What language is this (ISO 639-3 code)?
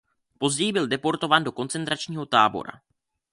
ces